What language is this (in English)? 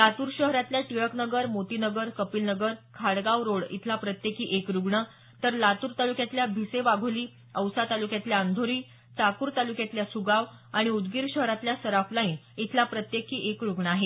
Marathi